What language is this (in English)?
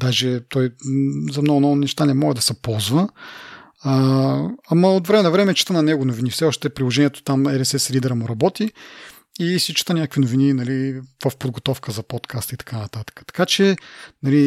Bulgarian